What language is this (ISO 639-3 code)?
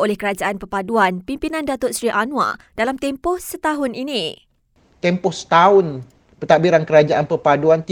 msa